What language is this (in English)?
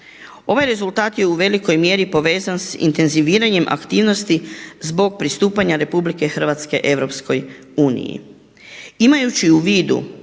Croatian